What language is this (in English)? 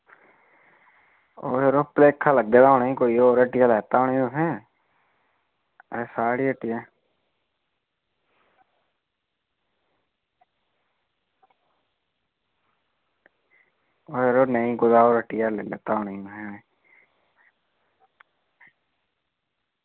Dogri